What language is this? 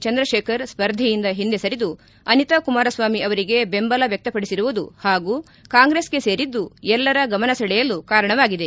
Kannada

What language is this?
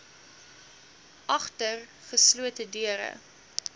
Afrikaans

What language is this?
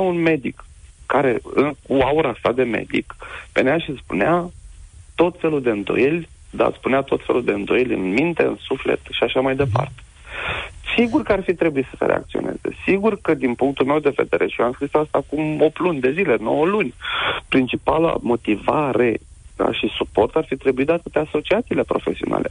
Romanian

